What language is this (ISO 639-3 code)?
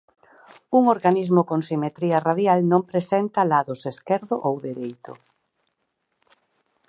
glg